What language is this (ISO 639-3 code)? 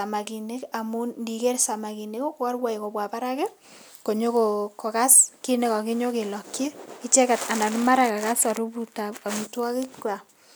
kln